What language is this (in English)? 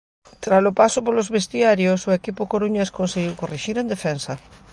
Galician